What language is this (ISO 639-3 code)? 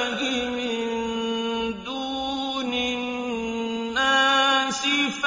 ara